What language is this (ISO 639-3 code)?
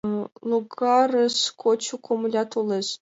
chm